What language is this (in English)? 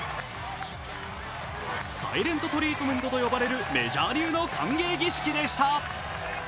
Japanese